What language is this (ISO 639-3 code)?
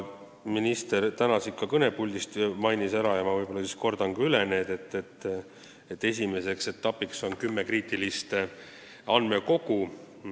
est